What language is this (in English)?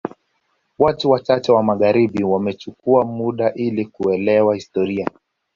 Swahili